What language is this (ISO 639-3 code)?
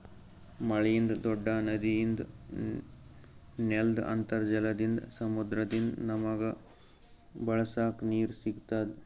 kan